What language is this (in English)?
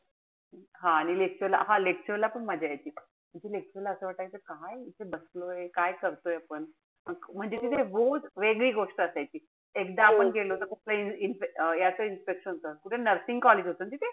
Marathi